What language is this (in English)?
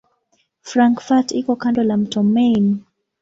Swahili